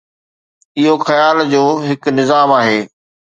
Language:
Sindhi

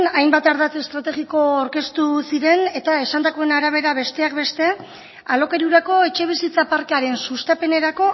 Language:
Basque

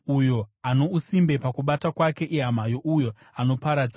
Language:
Shona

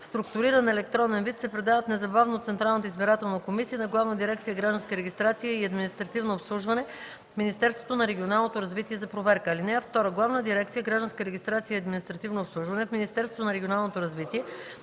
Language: Bulgarian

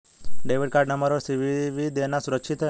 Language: Hindi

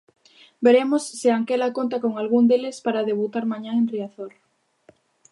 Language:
Galician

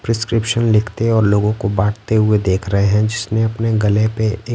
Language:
Hindi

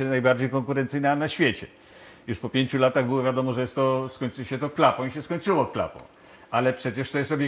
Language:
Polish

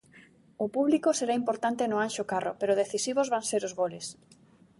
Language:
Galician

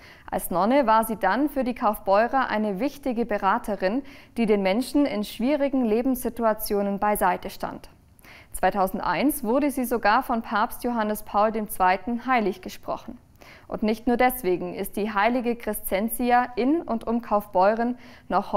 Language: German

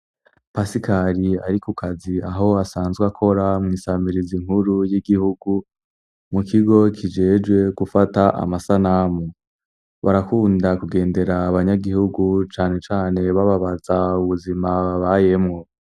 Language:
Rundi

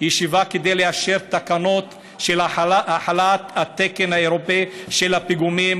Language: Hebrew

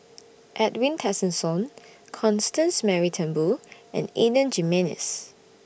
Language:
English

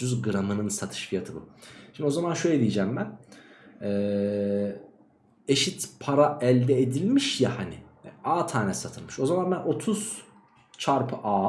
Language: Turkish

